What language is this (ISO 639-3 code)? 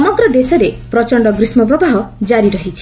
ori